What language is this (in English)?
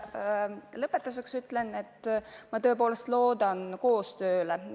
Estonian